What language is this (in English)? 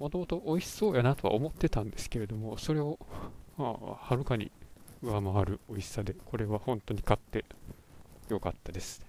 Japanese